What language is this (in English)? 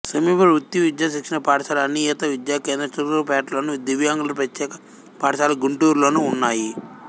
Telugu